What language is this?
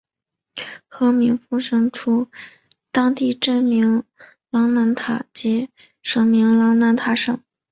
Chinese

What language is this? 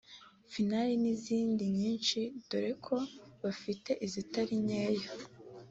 Kinyarwanda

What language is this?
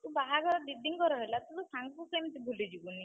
Odia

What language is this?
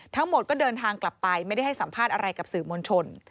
Thai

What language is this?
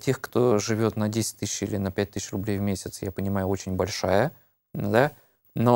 Russian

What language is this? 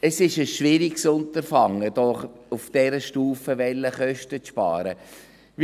Swiss German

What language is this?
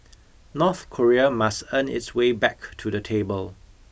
English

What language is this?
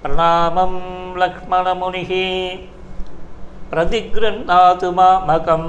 Tamil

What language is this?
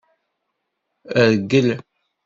Kabyle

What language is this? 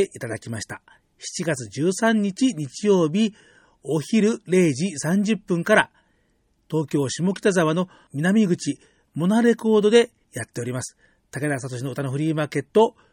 Japanese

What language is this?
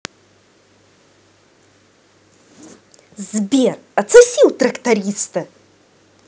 Russian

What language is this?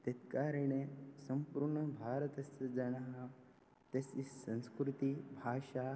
Sanskrit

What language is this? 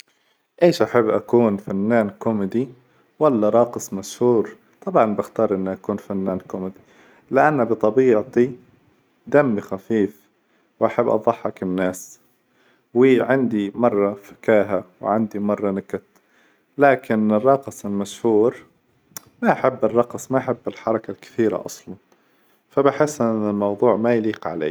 Hijazi Arabic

